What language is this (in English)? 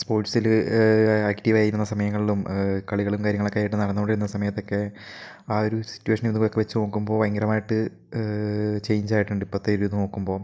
Malayalam